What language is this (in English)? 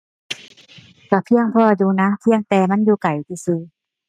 Thai